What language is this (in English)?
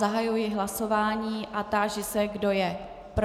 Czech